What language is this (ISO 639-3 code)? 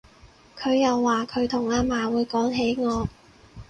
yue